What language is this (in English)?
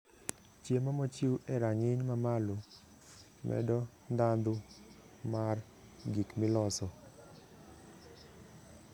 Luo (Kenya and Tanzania)